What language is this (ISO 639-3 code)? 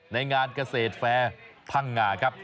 tha